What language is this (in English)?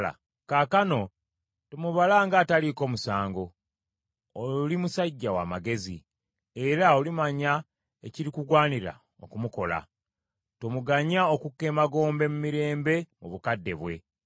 Ganda